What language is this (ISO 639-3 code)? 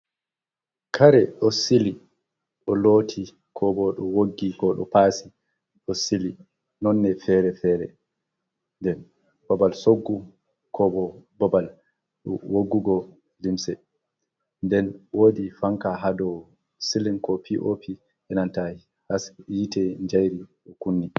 ful